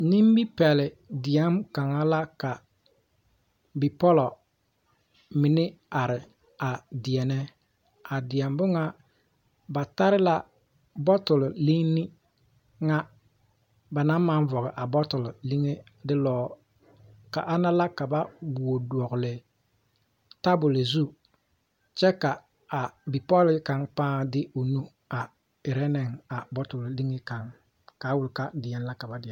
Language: Southern Dagaare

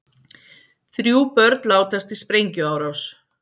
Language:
Icelandic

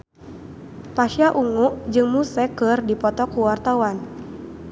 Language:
Sundanese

